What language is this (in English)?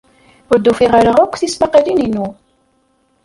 Kabyle